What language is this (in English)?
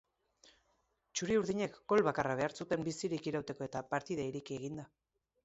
Basque